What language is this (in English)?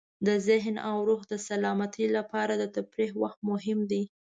Pashto